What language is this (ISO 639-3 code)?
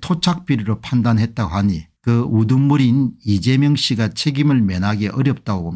kor